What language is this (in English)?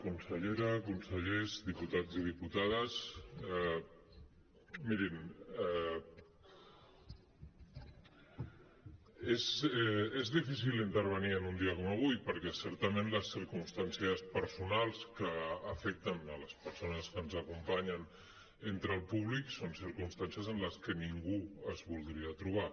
Catalan